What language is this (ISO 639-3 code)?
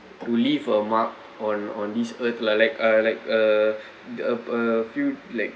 eng